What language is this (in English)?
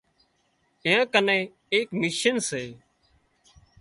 Wadiyara Koli